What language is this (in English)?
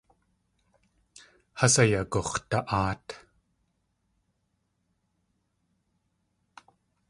Tlingit